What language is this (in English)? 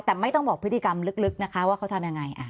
Thai